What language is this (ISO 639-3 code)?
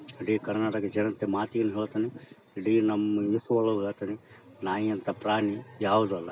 kan